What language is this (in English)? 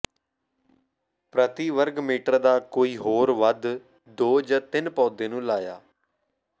Punjabi